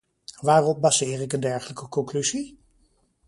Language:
Dutch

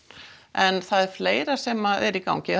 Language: Icelandic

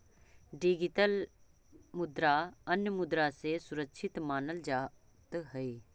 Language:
Magahi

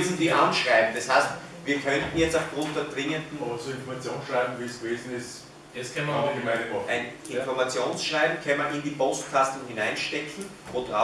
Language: German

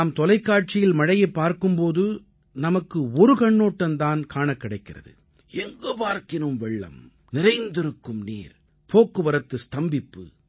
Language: Tamil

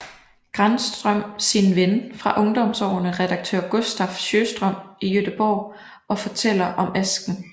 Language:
Danish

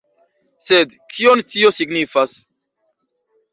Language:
Esperanto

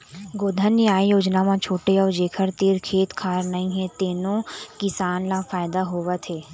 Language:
Chhattisgarhi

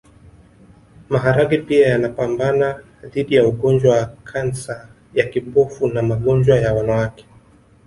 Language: Swahili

